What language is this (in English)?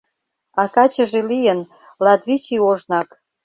Mari